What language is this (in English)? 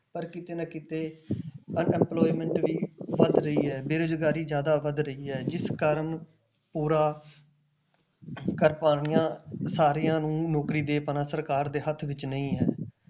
Punjabi